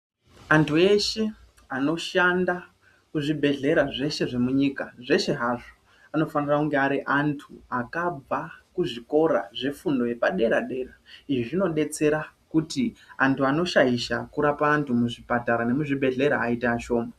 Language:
Ndau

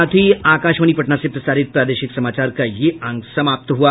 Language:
Hindi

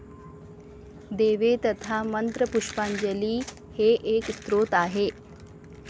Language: Marathi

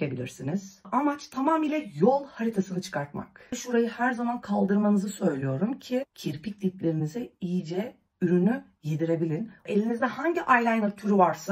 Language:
Turkish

